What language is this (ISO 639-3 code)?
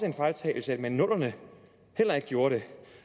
dan